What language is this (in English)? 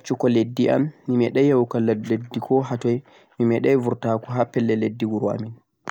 Central-Eastern Niger Fulfulde